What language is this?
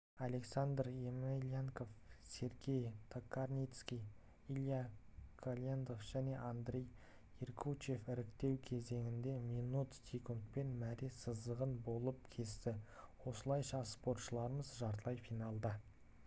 Kazakh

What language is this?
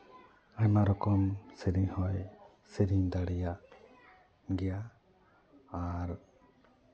Santali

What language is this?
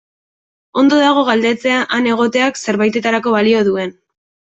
Basque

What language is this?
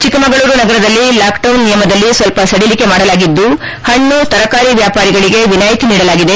Kannada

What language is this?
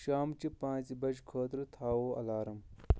Kashmiri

